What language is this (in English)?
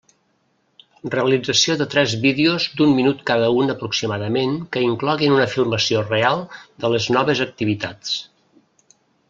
Catalan